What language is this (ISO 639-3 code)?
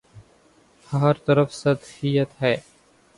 urd